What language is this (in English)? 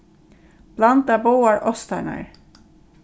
Faroese